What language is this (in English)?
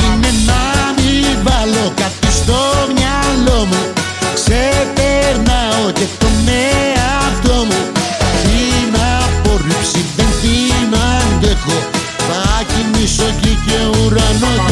Greek